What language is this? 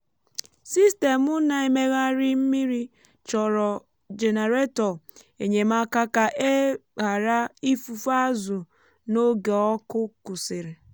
Igbo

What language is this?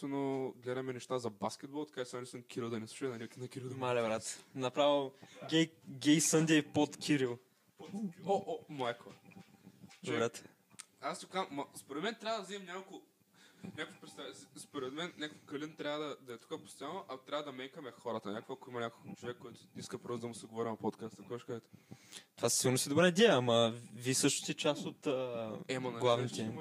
Bulgarian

